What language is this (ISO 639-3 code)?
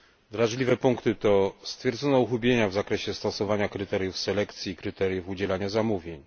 pol